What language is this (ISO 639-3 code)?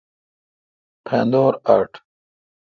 xka